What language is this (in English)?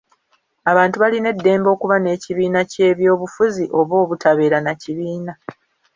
Ganda